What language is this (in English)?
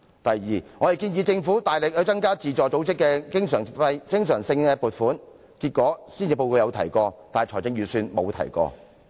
Cantonese